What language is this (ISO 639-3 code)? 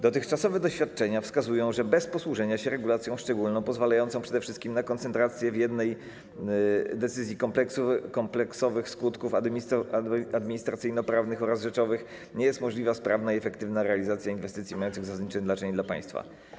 pol